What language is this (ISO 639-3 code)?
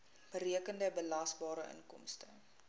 afr